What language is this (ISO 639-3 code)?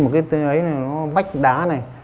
vie